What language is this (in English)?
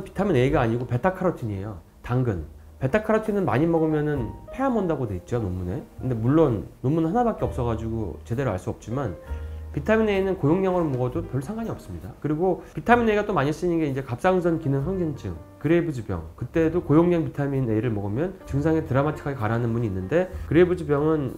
Korean